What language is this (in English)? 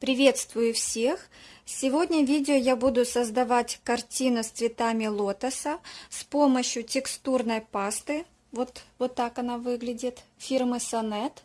Russian